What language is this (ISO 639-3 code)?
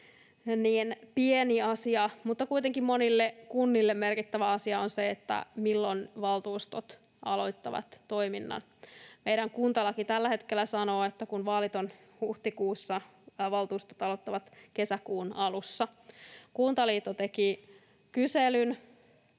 fin